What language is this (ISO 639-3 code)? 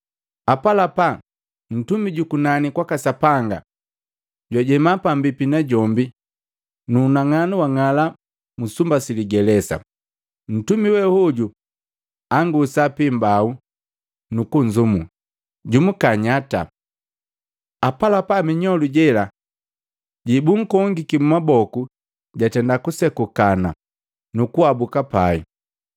mgv